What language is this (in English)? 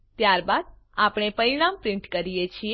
Gujarati